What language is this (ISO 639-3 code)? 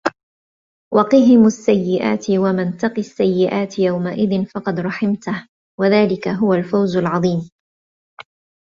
ara